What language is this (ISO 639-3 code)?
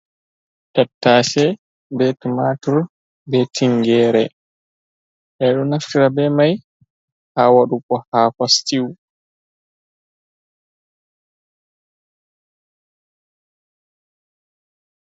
ful